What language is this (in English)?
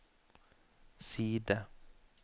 Norwegian